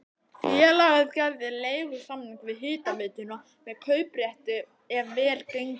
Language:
Icelandic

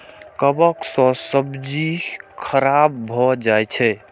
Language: Maithili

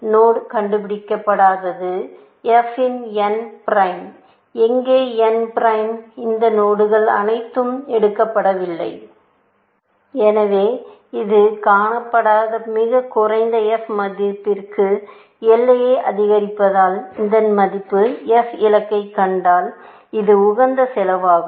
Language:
Tamil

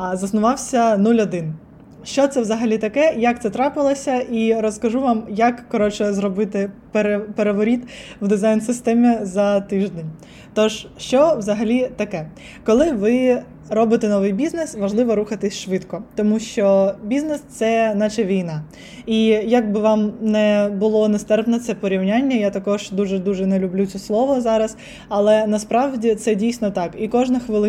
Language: Ukrainian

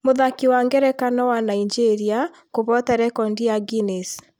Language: Kikuyu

